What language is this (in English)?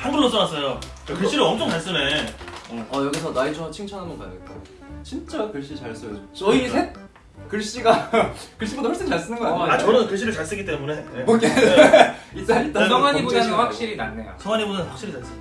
Korean